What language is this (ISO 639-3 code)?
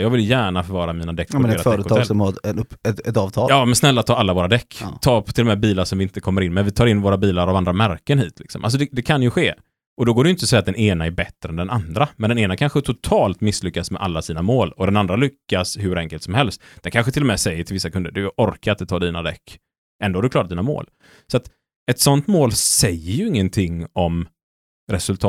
swe